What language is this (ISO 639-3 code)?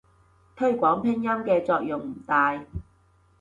yue